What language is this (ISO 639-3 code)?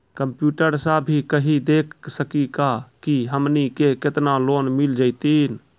mai